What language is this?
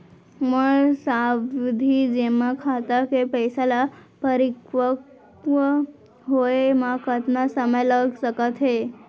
Chhattisgarhi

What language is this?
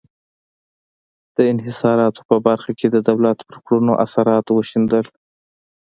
Pashto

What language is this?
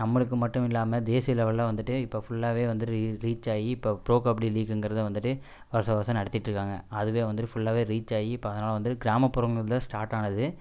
Tamil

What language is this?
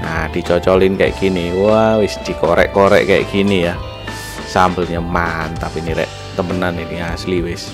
Indonesian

